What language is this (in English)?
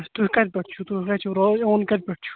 Kashmiri